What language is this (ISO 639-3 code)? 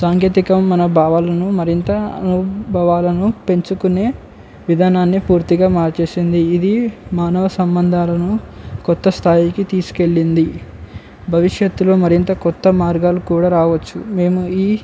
tel